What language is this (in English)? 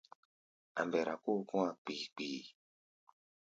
Gbaya